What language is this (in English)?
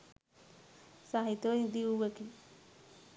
Sinhala